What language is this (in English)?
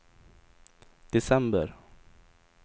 Swedish